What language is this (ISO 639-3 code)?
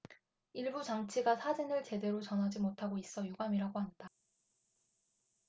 kor